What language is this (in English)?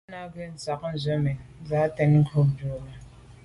Medumba